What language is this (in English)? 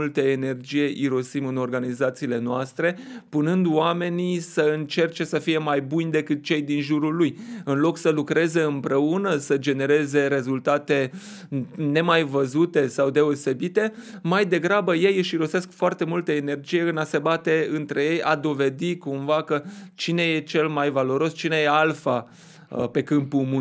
Romanian